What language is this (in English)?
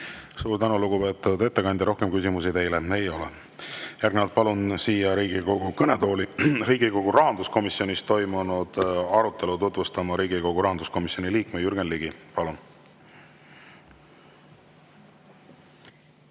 Estonian